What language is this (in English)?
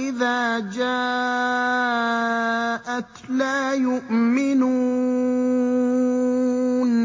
Arabic